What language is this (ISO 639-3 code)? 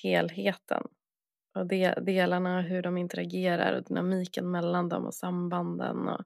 swe